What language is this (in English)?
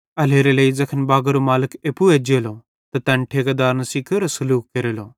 Bhadrawahi